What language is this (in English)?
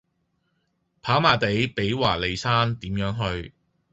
Cantonese